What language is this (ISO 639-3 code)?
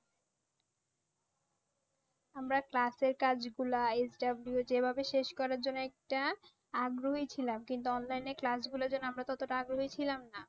ben